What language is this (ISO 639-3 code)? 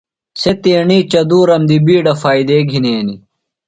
phl